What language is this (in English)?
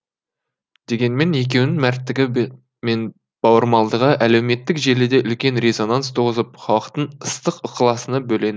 Kazakh